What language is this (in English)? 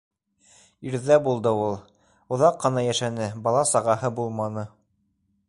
Bashkir